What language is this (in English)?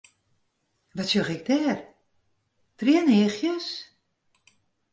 Western Frisian